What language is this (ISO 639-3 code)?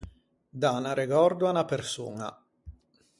lij